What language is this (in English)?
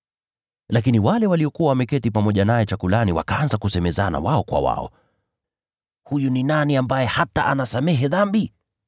Swahili